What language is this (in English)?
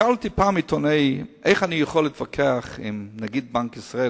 Hebrew